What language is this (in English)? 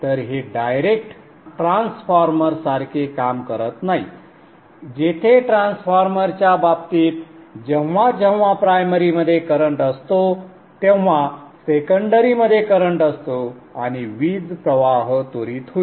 Marathi